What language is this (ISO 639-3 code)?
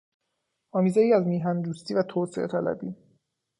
fas